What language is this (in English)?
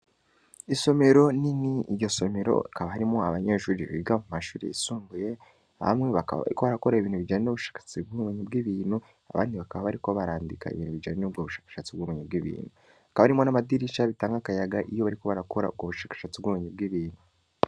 Rundi